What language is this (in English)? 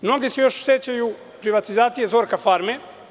Serbian